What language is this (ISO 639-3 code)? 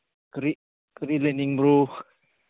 mni